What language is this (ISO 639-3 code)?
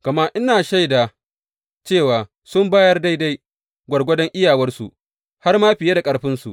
hau